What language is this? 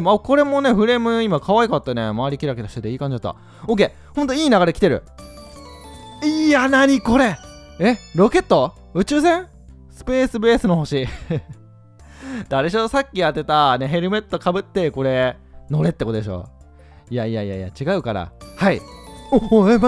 Japanese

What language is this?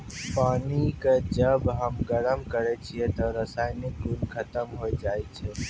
Maithili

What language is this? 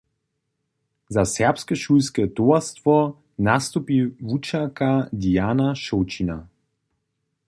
Upper Sorbian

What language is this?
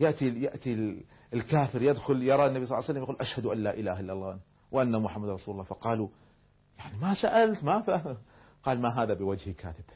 Arabic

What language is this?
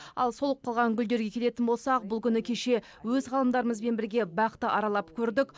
Kazakh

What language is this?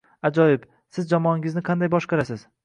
Uzbek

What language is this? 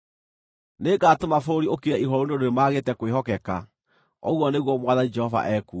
Kikuyu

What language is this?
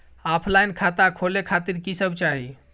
Maithili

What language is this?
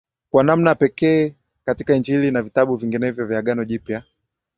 Swahili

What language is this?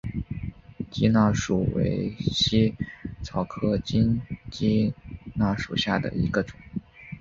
Chinese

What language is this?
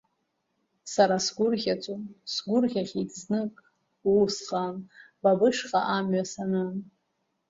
Abkhazian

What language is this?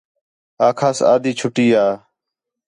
Khetrani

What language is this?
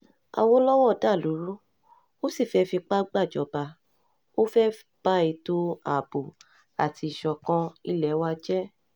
Yoruba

